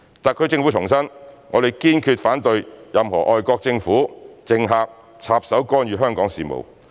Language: Cantonese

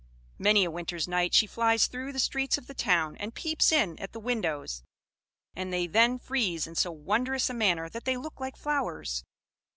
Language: English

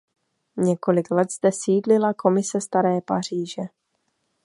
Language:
Czech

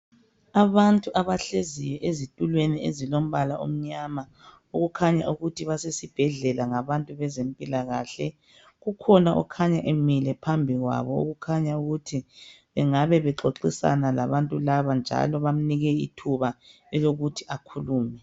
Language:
North Ndebele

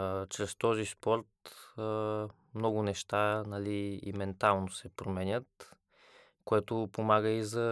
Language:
Bulgarian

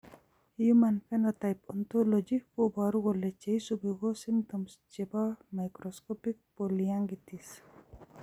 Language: Kalenjin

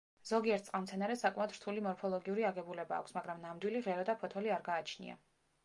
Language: Georgian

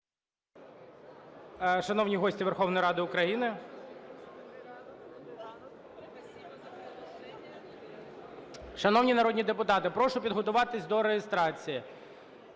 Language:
Ukrainian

